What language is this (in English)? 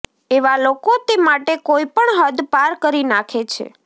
Gujarati